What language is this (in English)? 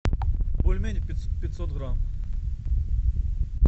Russian